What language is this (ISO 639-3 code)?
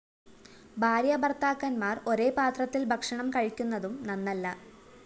mal